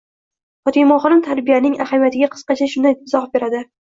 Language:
Uzbek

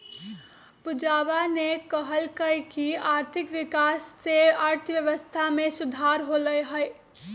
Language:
Magahi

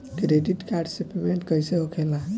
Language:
Bhojpuri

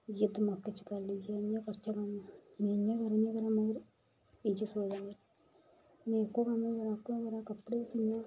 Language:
Dogri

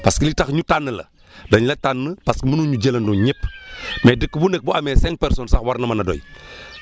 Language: Wolof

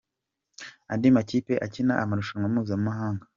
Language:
Kinyarwanda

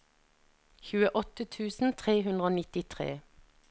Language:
Norwegian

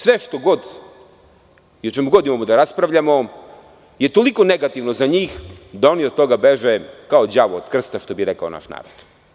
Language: Serbian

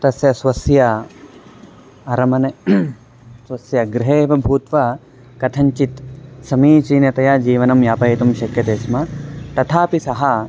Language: Sanskrit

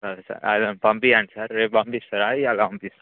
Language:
Telugu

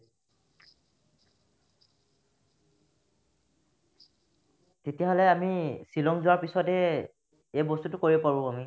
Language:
Assamese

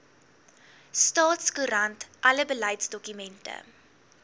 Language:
Afrikaans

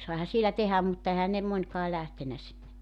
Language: Finnish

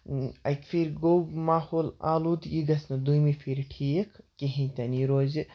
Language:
Kashmiri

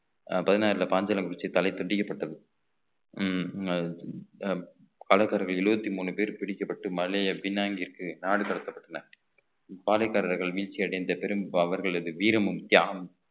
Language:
Tamil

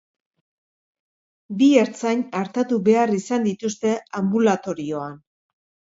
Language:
Basque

